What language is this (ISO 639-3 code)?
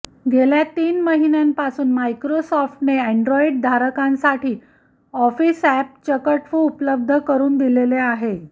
mar